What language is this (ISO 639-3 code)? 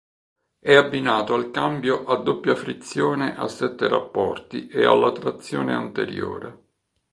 ita